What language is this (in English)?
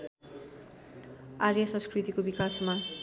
Nepali